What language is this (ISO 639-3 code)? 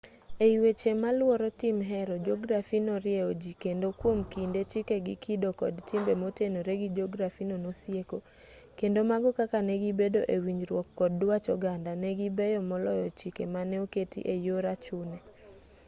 luo